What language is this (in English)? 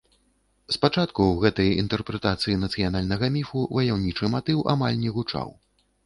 Belarusian